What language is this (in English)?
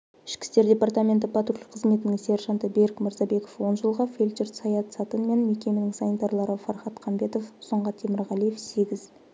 Kazakh